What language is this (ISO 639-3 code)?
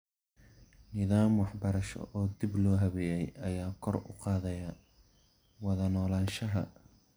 som